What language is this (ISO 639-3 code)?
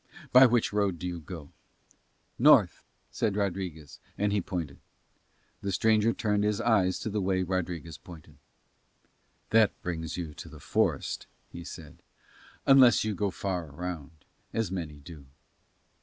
eng